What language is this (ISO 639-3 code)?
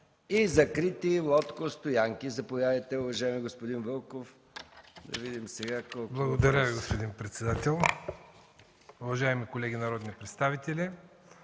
bul